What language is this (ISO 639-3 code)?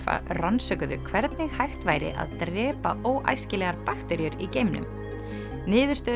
isl